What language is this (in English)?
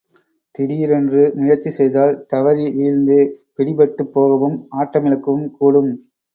Tamil